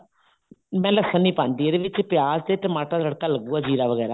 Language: Punjabi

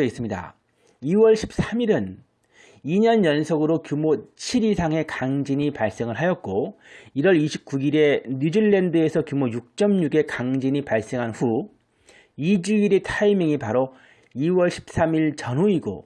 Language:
Korean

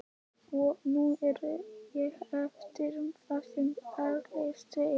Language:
Icelandic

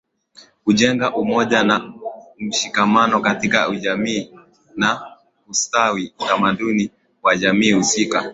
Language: Swahili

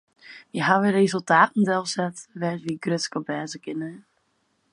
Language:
Western Frisian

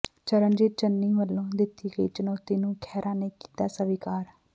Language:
Punjabi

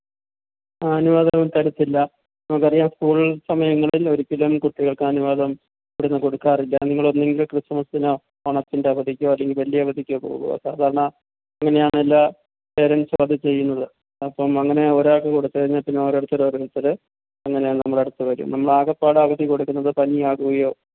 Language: Malayalam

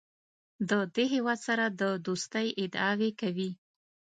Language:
Pashto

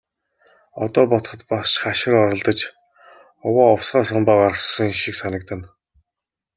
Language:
Mongolian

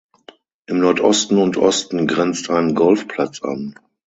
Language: German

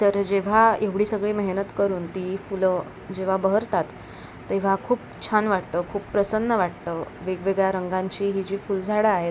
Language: Marathi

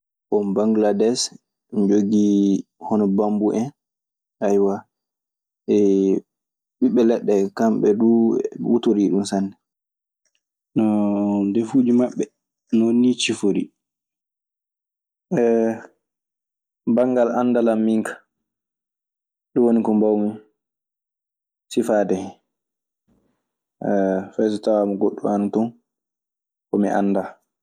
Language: Maasina Fulfulde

